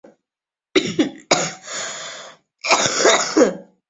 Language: Chinese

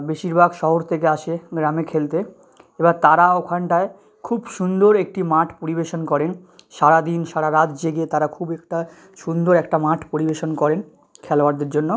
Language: Bangla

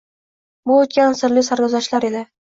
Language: Uzbek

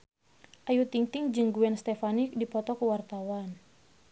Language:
Sundanese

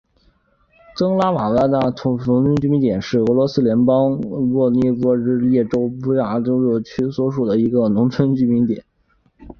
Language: Chinese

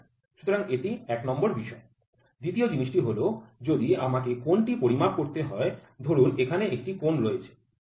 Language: Bangla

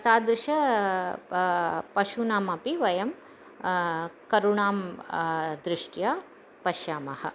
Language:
Sanskrit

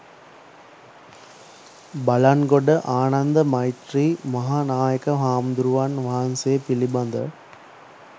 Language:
Sinhala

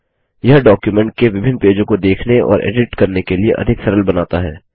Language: Hindi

